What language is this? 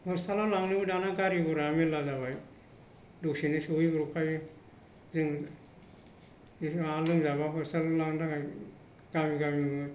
Bodo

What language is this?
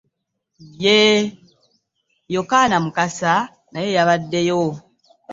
Ganda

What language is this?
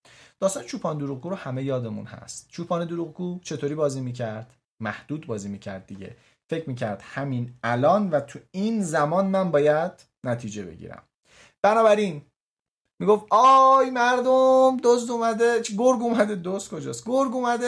Persian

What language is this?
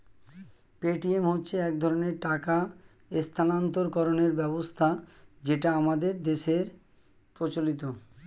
Bangla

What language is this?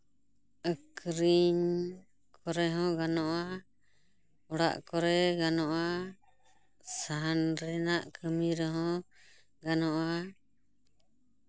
Santali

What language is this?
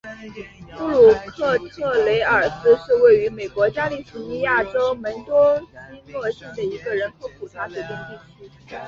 Chinese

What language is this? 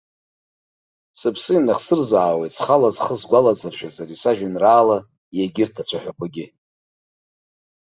Abkhazian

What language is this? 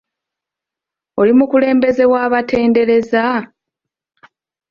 Ganda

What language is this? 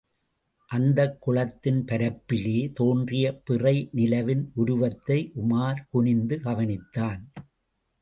Tamil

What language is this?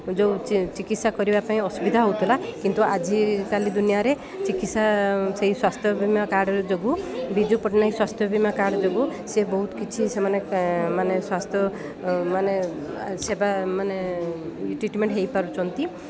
Odia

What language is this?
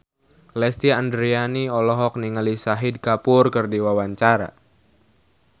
Sundanese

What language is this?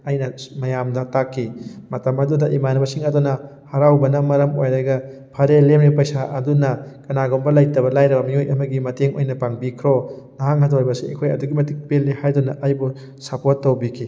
Manipuri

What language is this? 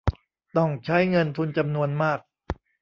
Thai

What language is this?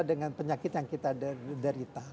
Indonesian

